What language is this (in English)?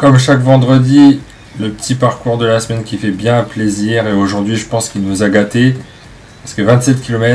French